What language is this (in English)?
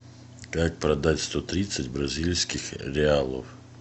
Russian